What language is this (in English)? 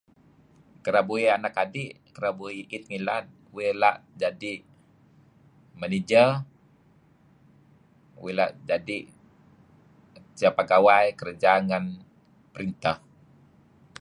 Kelabit